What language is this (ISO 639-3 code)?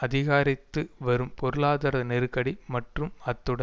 tam